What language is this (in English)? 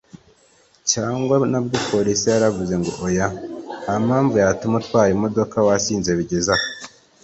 Kinyarwanda